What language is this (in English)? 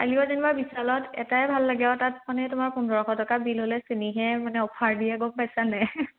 Assamese